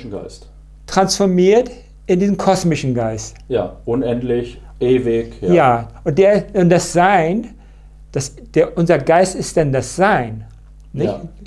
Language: German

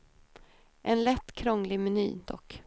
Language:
Swedish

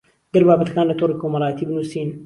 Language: Central Kurdish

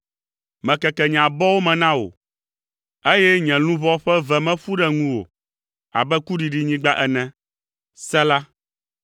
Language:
Ewe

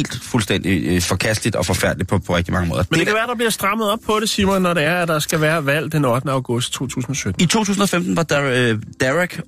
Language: Danish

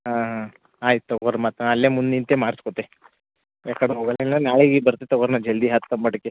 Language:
Kannada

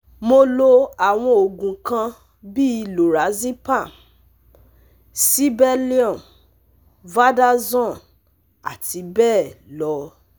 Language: Yoruba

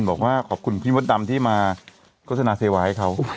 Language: Thai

